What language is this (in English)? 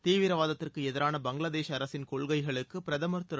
Tamil